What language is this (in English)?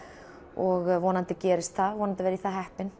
Icelandic